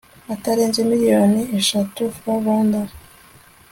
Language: Kinyarwanda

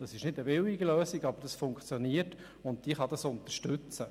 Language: Swiss German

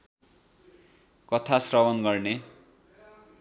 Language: Nepali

